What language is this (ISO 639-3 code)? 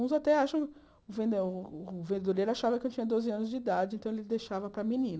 por